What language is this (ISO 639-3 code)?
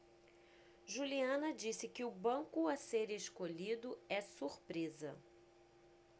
por